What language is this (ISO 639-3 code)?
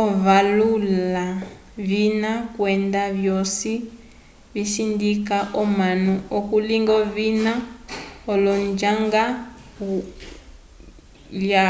umb